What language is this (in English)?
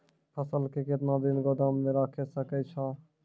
Maithili